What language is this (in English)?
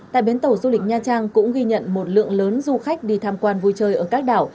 Vietnamese